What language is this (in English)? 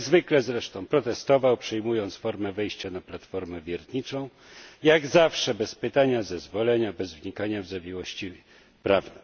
Polish